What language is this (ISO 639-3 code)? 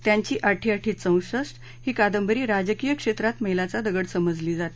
mar